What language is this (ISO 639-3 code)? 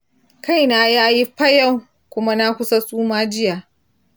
hau